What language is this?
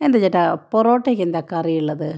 Malayalam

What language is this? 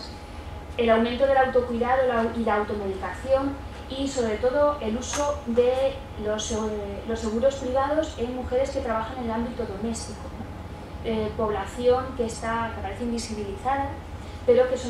Spanish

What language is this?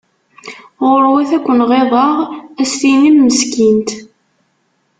Kabyle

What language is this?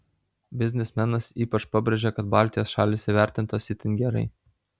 Lithuanian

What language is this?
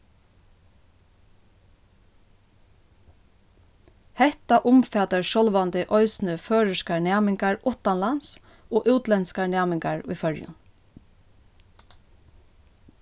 Faroese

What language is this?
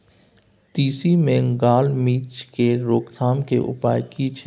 Maithili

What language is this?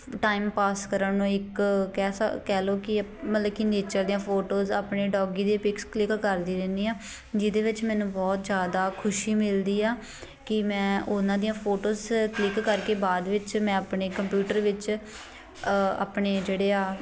Punjabi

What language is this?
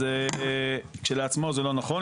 Hebrew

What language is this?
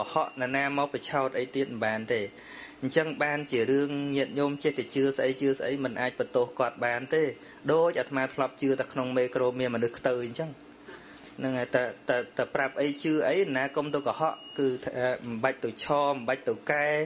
Vietnamese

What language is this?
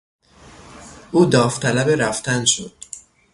Persian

